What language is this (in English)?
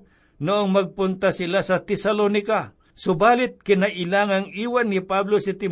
Filipino